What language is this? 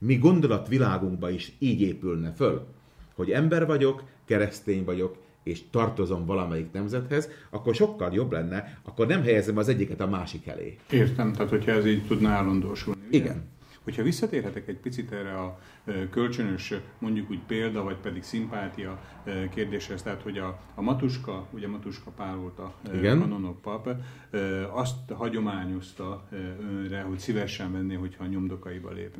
Hungarian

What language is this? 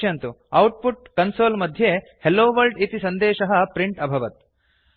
Sanskrit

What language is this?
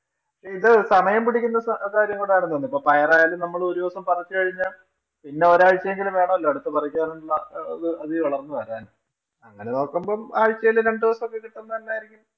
Malayalam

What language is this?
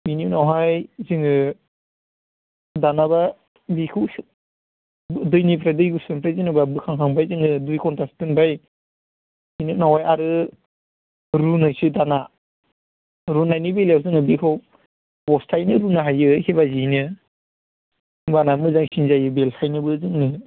Bodo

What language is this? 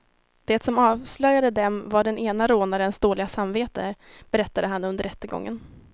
Swedish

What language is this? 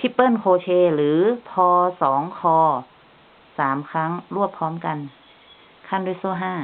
Thai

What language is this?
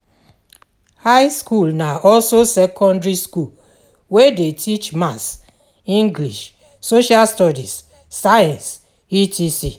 Nigerian Pidgin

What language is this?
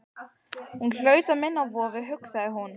Icelandic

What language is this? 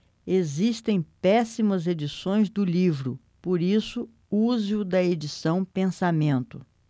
Portuguese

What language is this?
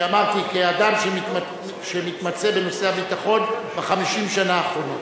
Hebrew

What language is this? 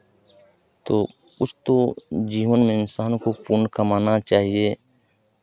Hindi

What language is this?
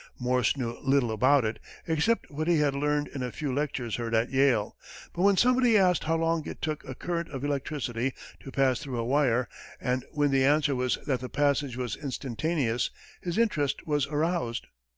English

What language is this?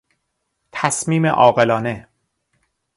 Persian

